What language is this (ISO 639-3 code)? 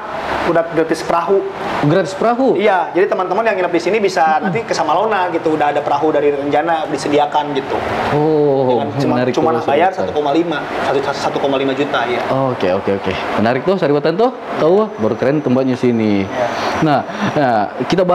ind